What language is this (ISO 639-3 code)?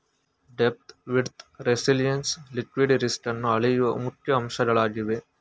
kan